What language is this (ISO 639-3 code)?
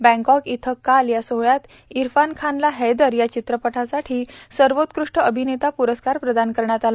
mar